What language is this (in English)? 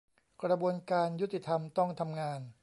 Thai